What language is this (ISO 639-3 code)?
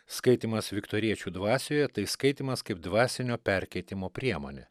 lit